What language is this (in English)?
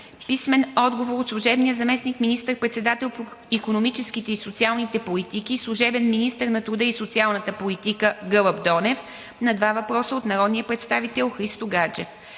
Bulgarian